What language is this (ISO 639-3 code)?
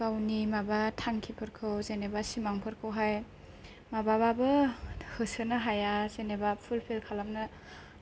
brx